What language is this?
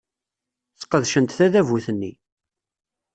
Kabyle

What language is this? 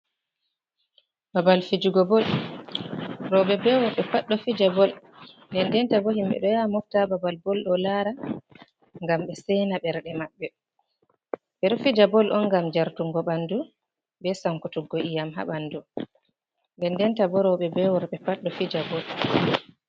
Fula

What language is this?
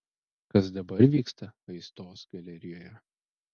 Lithuanian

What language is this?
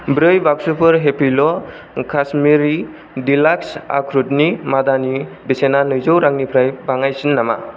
Bodo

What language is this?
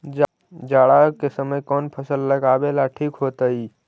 Magahi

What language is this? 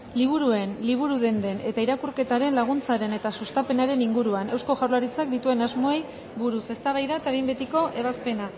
Basque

